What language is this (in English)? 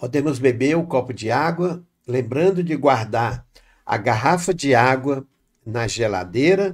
Portuguese